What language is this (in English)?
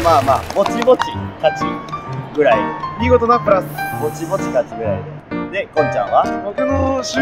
Japanese